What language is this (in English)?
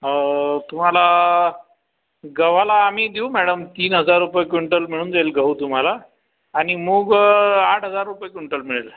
Marathi